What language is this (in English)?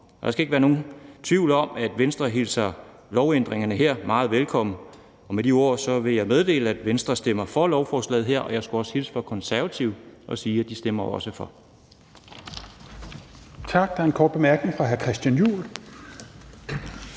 Danish